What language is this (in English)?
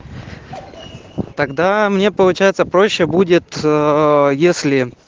Russian